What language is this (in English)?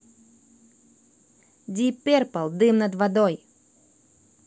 Russian